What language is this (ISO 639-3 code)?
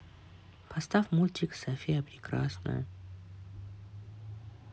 rus